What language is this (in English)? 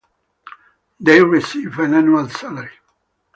English